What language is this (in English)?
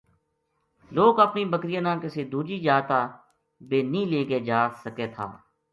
Gujari